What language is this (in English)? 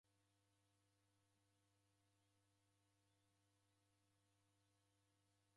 Taita